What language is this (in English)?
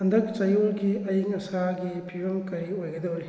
Manipuri